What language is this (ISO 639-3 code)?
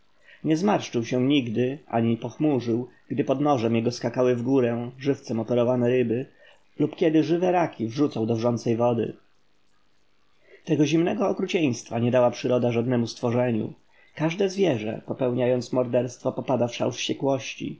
pol